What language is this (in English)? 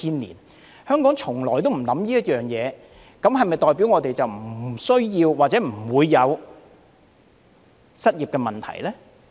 Cantonese